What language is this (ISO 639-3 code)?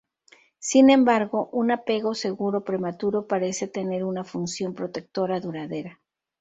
spa